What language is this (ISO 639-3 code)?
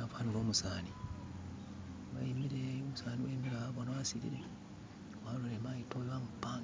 myx